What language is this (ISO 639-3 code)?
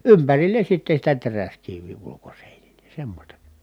fin